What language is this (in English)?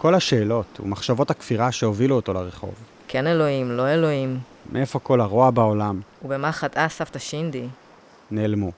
Hebrew